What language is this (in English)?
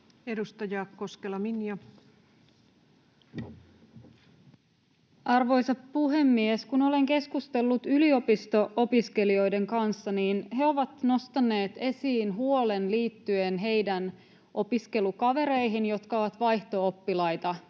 Finnish